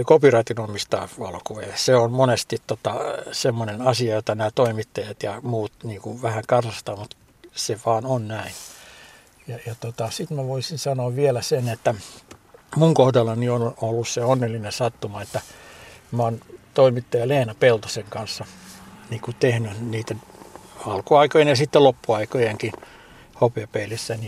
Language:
Finnish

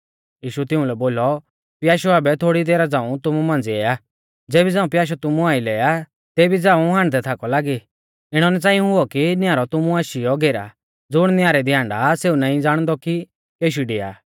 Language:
Mahasu Pahari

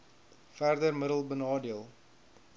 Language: Afrikaans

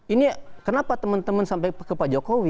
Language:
Indonesian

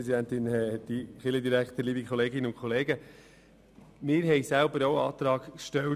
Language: Swiss German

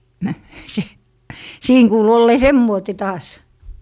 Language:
Finnish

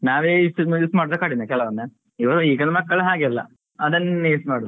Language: Kannada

